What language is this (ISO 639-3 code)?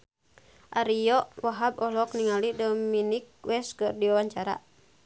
sun